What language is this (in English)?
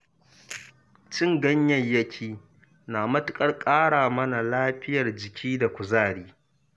Hausa